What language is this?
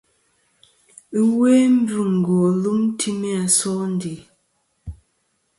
Kom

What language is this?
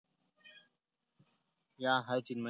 Marathi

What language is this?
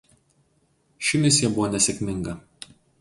Lithuanian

